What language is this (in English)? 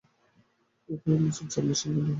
Bangla